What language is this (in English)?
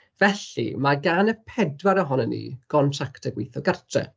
Welsh